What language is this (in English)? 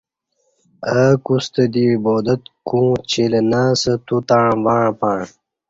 Kati